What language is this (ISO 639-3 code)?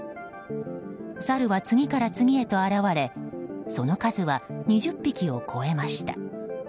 jpn